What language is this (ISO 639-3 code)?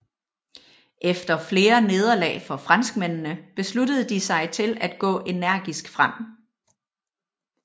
dan